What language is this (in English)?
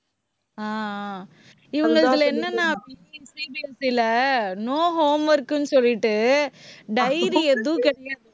Tamil